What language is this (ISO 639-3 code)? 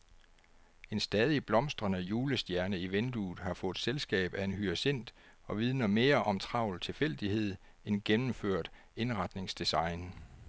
dan